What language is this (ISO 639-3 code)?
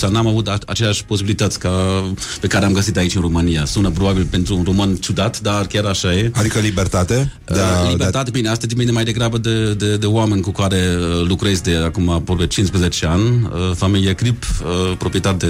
ron